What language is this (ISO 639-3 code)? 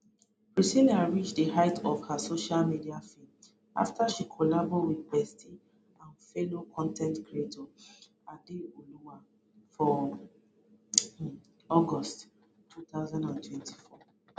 pcm